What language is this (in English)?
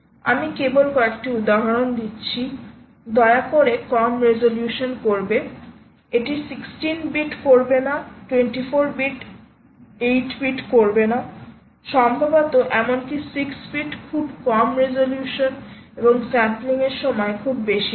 Bangla